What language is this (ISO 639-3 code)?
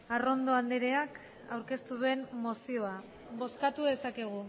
eus